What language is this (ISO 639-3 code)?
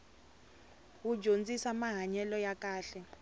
tso